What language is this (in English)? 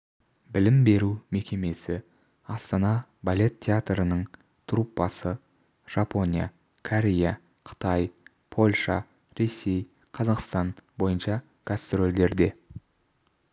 Kazakh